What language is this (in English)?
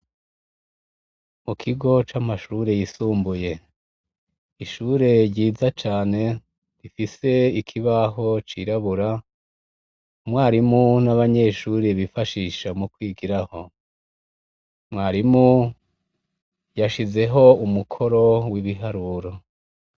Rundi